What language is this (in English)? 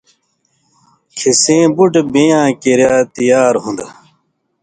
Indus Kohistani